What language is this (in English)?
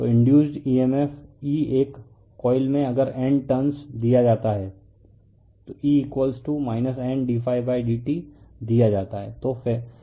Hindi